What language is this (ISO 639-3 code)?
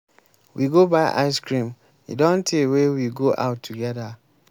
pcm